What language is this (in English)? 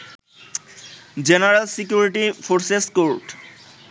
Bangla